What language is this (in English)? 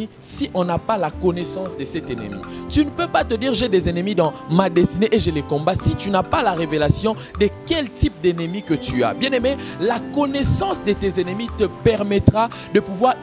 French